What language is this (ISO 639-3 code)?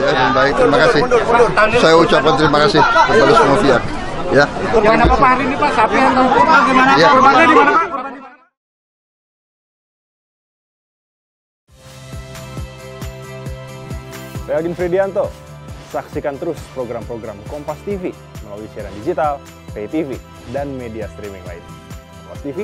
ind